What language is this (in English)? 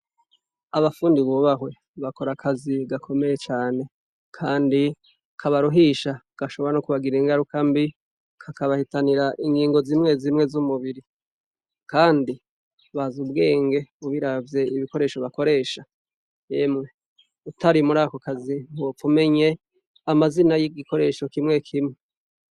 Rundi